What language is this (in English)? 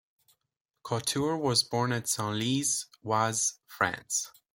English